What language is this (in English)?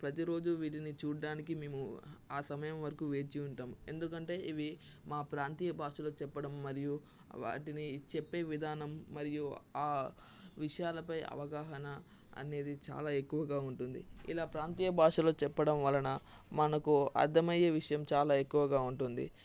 Telugu